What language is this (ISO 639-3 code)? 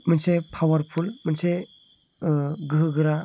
brx